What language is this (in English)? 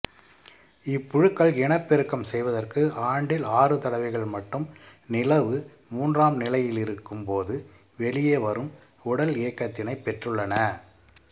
Tamil